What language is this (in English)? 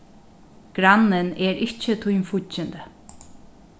Faroese